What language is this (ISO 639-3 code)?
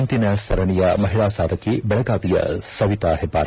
kan